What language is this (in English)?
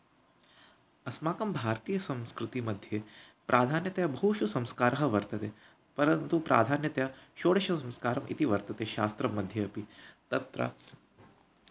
Sanskrit